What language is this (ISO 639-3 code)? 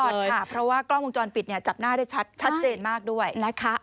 tha